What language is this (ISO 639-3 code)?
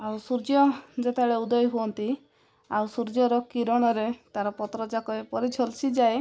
ori